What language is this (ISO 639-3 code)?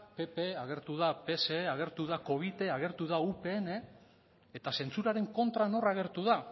eus